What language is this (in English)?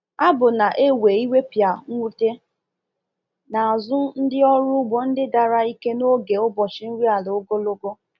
Igbo